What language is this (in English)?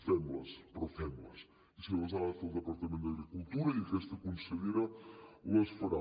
Catalan